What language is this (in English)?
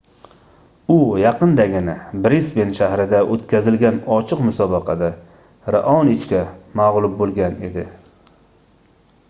Uzbek